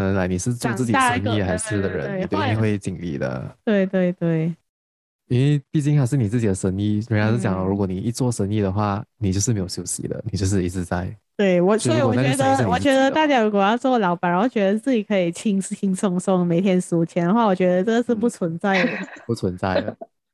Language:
Chinese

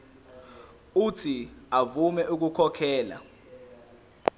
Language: Zulu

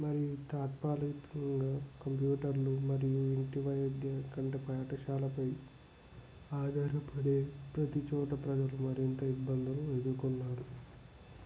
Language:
Telugu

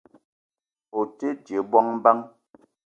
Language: Eton (Cameroon)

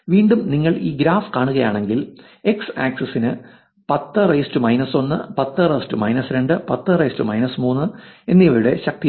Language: Malayalam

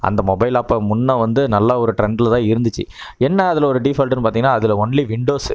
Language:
Tamil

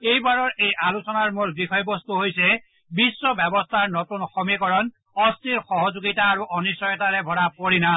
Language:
Assamese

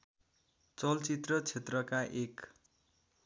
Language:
Nepali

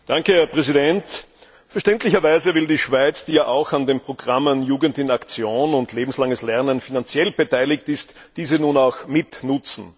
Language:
German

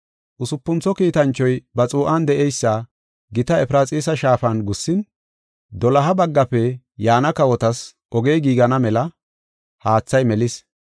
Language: Gofa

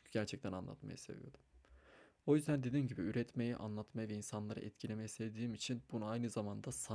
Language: Turkish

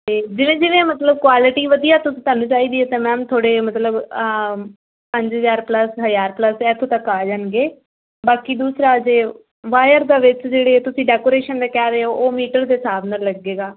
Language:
Punjabi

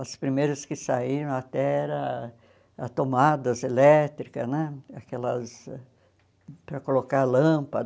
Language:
Portuguese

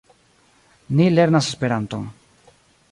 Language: Esperanto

